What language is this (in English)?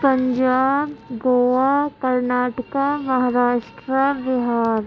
Urdu